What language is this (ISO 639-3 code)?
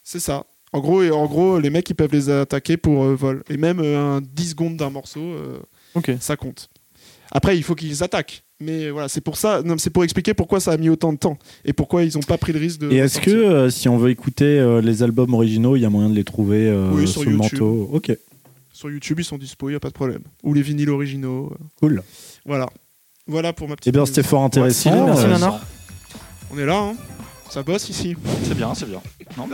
fra